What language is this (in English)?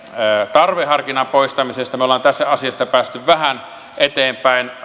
Finnish